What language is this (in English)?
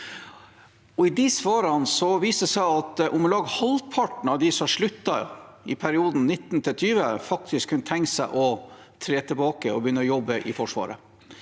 Norwegian